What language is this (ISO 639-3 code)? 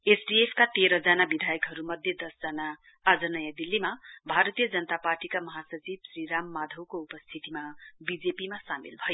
nep